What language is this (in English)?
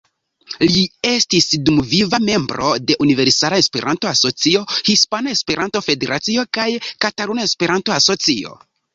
Esperanto